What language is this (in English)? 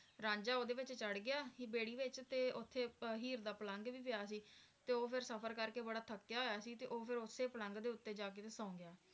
Punjabi